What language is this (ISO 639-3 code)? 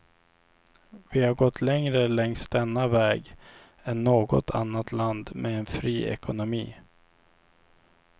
swe